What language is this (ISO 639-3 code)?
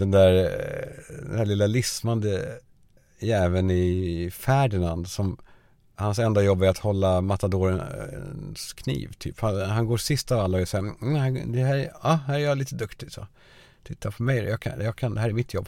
swe